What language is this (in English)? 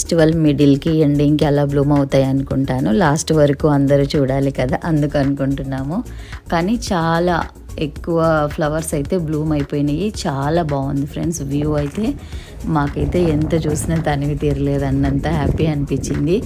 Telugu